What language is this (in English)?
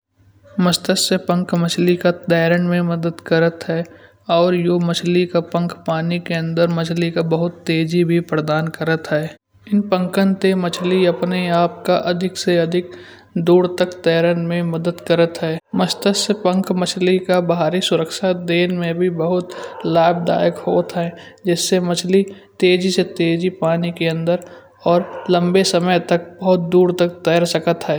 Kanauji